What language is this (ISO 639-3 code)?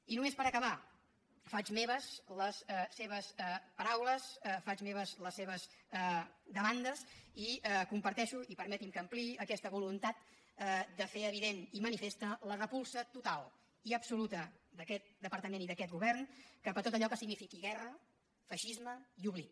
cat